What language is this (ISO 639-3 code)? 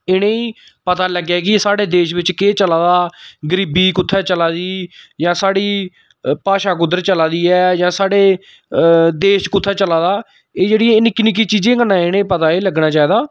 doi